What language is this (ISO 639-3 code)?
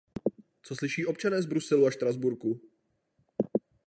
ces